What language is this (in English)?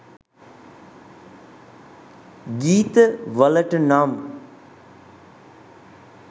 Sinhala